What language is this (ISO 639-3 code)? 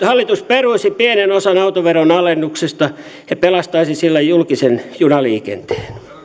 fin